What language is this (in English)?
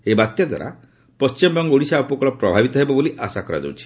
Odia